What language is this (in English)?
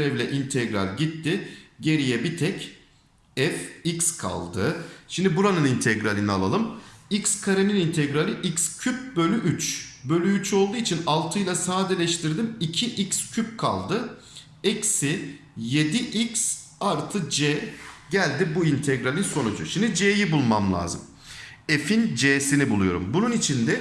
Turkish